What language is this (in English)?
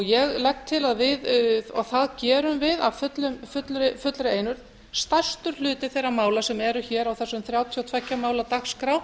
Icelandic